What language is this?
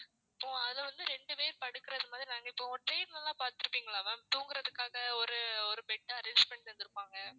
Tamil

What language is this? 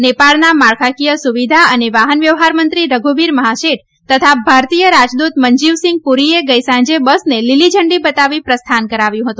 Gujarati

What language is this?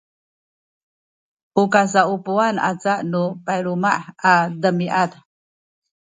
Sakizaya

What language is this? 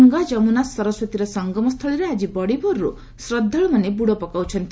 Odia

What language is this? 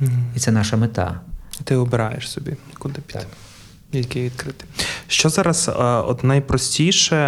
Ukrainian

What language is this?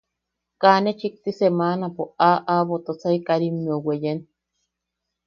Yaqui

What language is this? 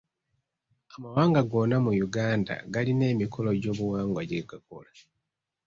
Ganda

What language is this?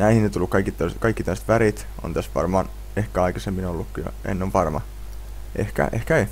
Finnish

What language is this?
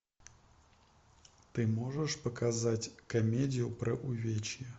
Russian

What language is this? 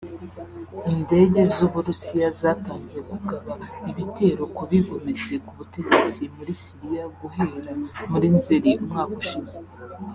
Kinyarwanda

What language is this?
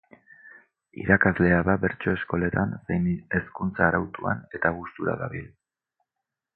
Basque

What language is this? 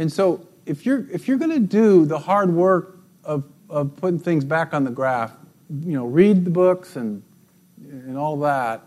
English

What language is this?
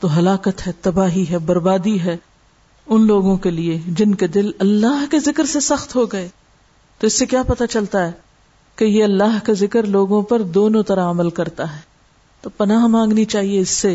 Urdu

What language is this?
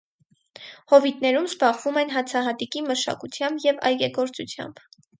Armenian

